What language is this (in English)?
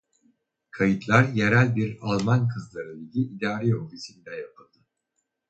Turkish